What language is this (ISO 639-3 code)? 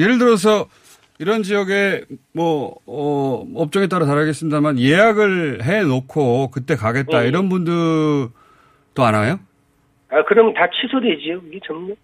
kor